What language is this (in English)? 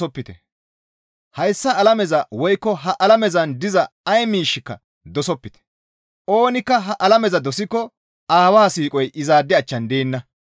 Gamo